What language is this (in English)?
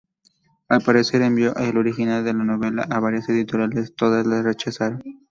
Spanish